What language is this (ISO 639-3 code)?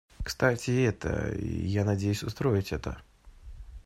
rus